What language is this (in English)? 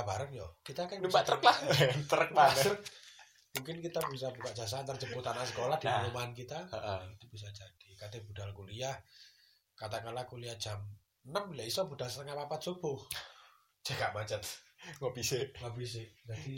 Indonesian